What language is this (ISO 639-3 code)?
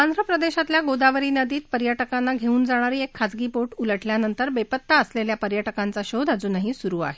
mar